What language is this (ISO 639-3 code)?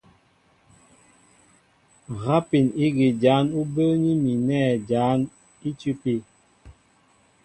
mbo